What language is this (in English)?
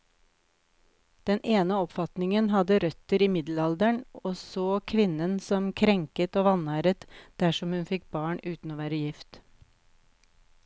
Norwegian